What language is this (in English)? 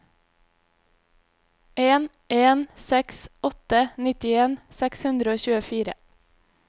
Norwegian